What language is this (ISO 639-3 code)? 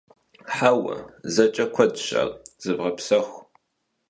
kbd